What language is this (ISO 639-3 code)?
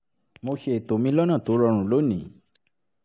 yor